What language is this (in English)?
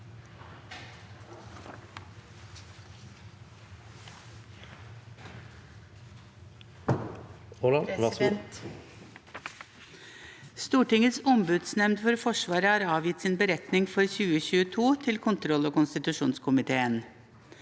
Norwegian